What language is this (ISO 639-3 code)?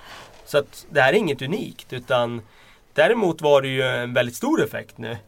swe